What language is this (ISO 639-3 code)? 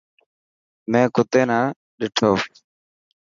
mki